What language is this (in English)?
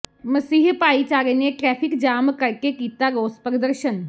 Punjabi